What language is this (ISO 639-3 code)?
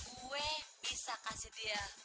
ind